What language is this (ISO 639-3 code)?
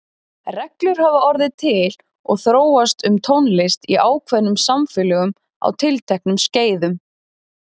isl